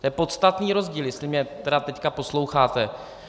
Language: Czech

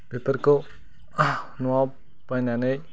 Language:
Bodo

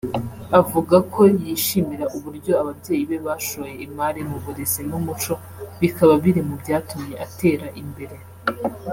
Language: Kinyarwanda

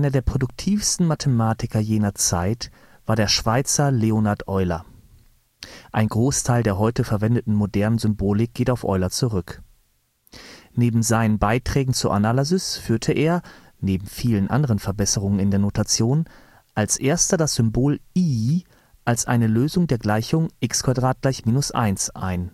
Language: German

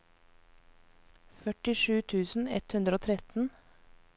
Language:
Norwegian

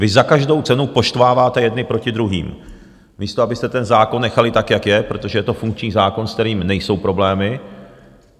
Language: Czech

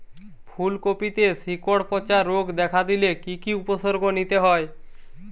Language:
Bangla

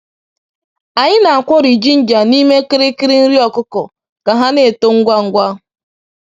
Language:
Igbo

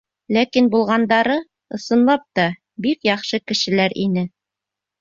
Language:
Bashkir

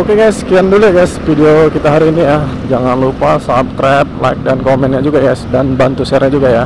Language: Indonesian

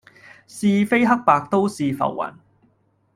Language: Cantonese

